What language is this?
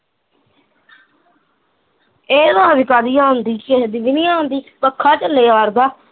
Punjabi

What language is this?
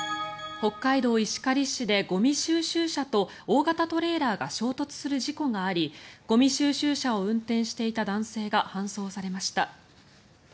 Japanese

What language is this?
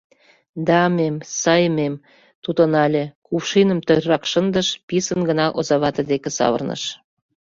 Mari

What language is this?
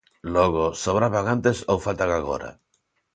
Galician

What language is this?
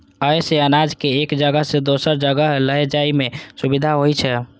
Maithili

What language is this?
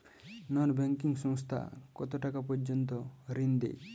Bangla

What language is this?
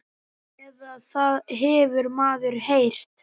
Icelandic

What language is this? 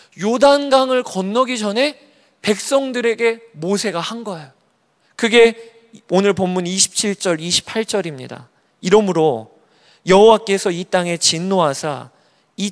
Korean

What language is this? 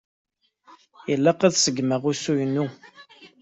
Kabyle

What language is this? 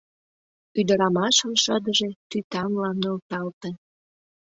Mari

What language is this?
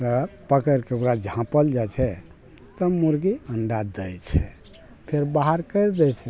Maithili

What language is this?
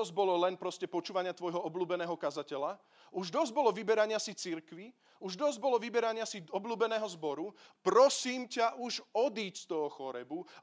Slovak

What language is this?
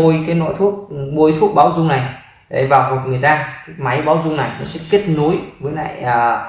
Vietnamese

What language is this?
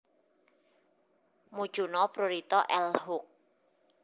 Javanese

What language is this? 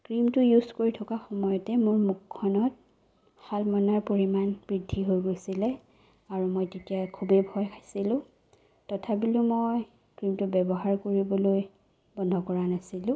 Assamese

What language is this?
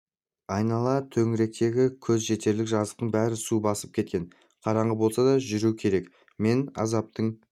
Kazakh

